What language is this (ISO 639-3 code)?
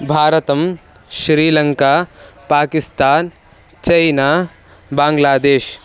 san